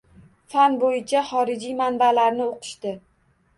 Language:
Uzbek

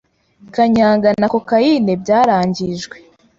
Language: Kinyarwanda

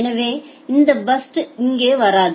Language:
Tamil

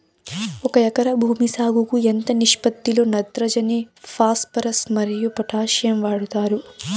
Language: Telugu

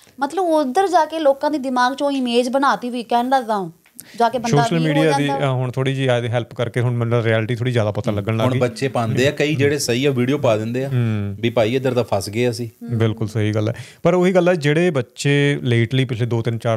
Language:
Punjabi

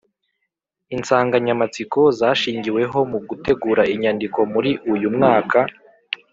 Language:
Kinyarwanda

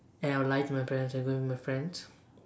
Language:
English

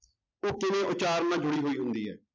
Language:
Punjabi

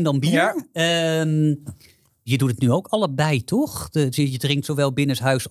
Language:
Dutch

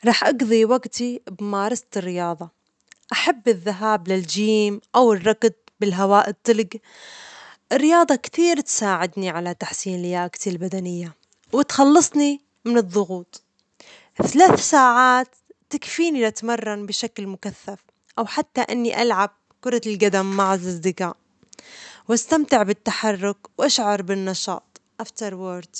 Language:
Omani Arabic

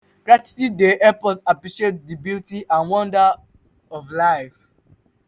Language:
Nigerian Pidgin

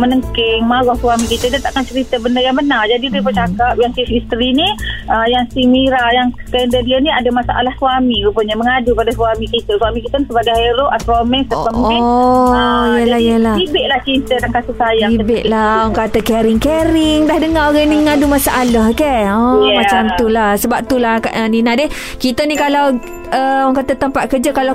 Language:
Malay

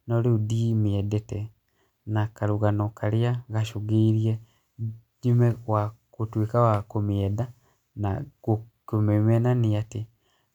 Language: Kikuyu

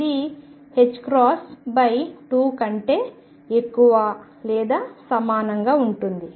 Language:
Telugu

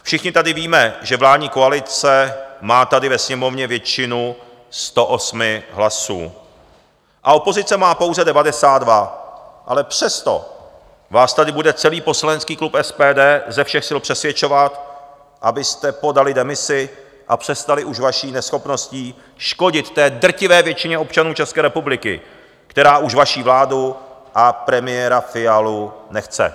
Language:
Czech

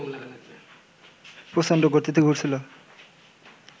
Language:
Bangla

